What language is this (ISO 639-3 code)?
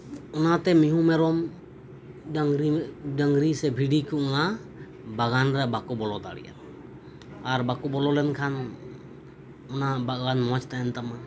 sat